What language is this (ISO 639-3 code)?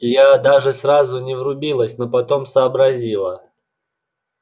rus